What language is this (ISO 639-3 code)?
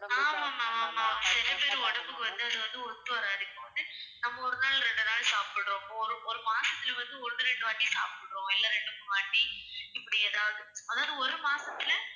tam